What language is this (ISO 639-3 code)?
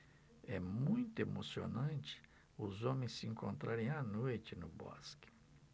por